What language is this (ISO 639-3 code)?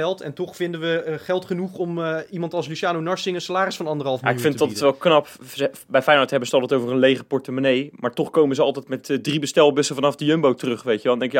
nld